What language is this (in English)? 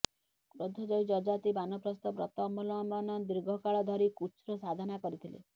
Odia